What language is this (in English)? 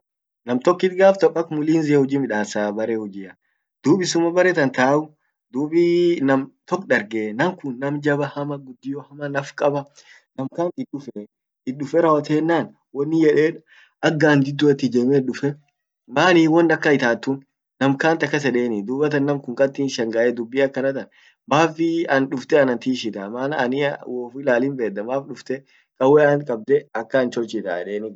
Orma